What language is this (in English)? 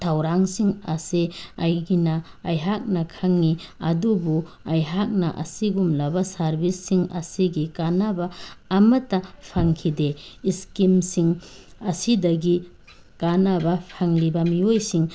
Manipuri